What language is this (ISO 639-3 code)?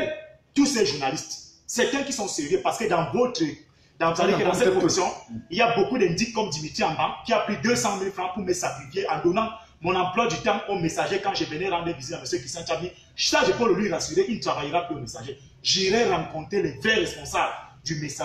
fra